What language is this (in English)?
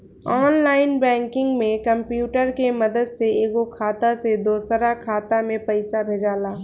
Bhojpuri